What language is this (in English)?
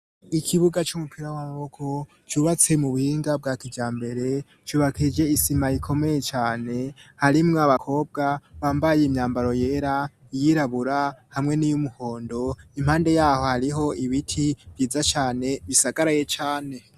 Rundi